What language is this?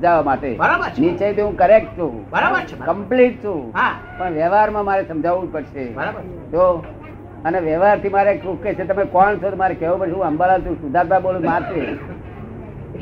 Gujarati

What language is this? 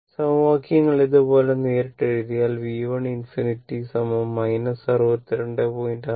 Malayalam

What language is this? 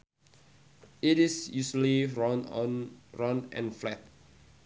Sundanese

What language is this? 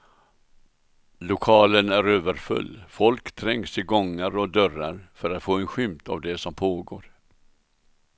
Swedish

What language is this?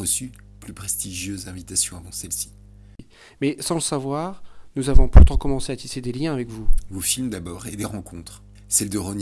French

